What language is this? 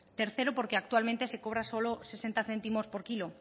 Spanish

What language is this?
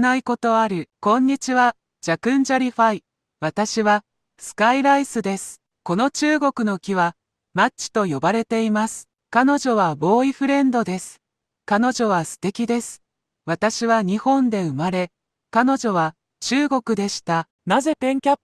Japanese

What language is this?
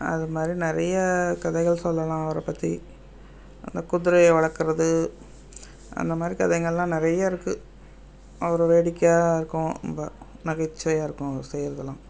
Tamil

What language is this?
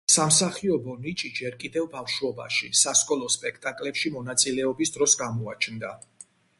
Georgian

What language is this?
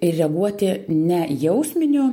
Lithuanian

